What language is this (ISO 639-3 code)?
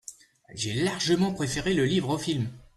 fra